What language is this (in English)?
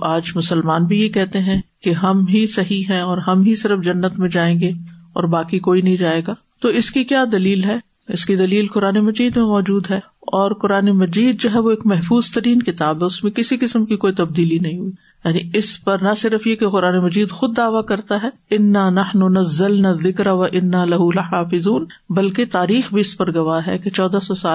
Urdu